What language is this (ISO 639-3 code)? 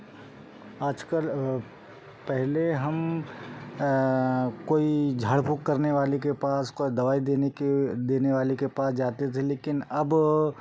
hin